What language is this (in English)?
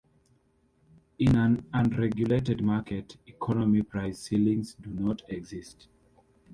English